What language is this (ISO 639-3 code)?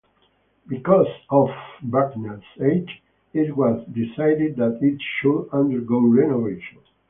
eng